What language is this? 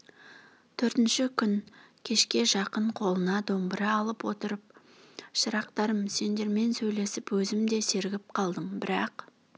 Kazakh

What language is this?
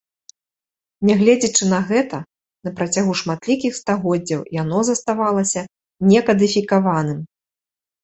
Belarusian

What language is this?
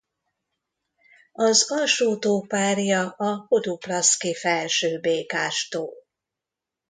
Hungarian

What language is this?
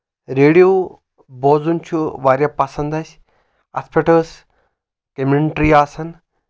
Kashmiri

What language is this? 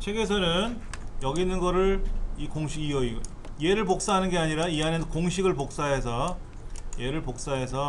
Korean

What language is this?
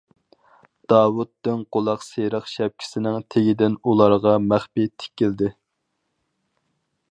Uyghur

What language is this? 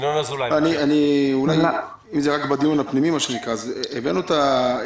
Hebrew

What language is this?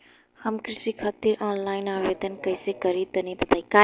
Bhojpuri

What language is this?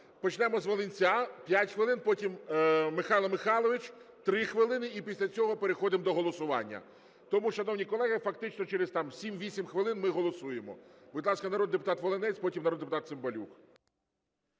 Ukrainian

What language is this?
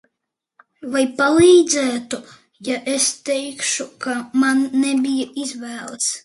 Latvian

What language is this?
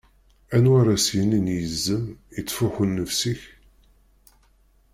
Kabyle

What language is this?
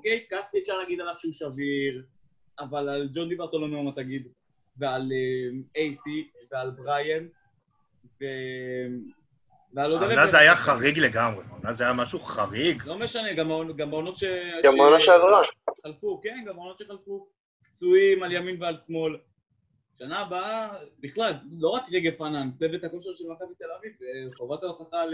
Hebrew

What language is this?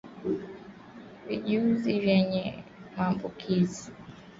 Swahili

